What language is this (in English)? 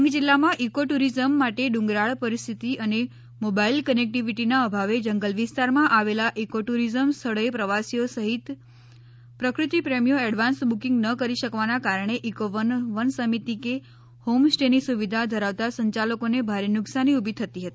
Gujarati